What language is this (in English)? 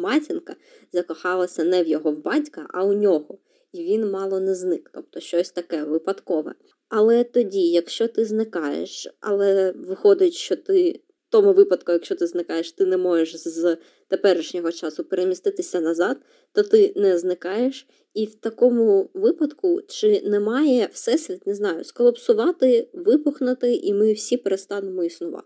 Ukrainian